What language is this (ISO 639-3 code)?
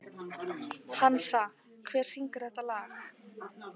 isl